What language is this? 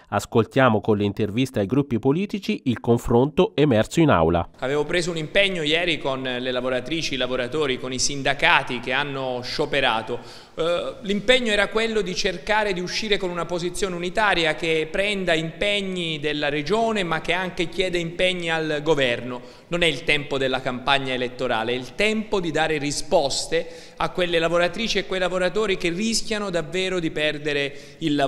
Italian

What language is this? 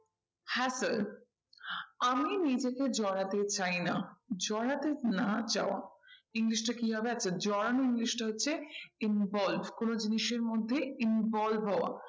Bangla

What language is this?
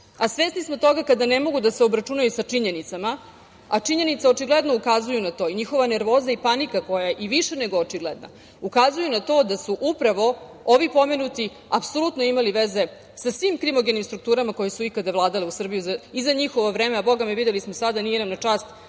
Serbian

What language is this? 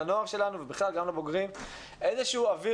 Hebrew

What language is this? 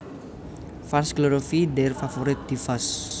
Javanese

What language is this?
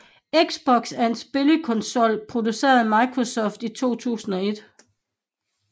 Danish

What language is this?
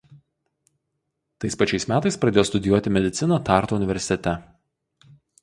Lithuanian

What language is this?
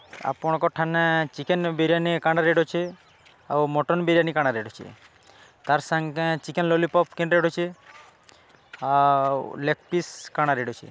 Odia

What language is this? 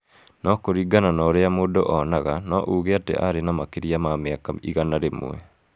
Kikuyu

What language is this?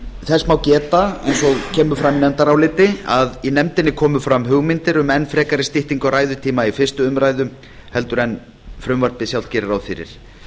Icelandic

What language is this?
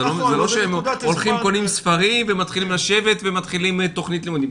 Hebrew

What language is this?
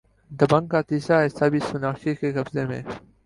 Urdu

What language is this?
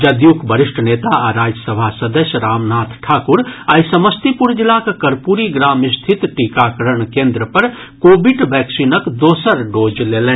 Maithili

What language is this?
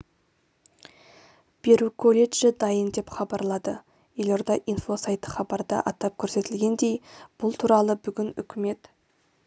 Kazakh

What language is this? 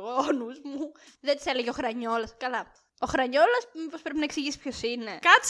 Greek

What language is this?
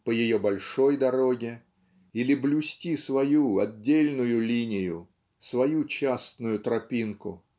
Russian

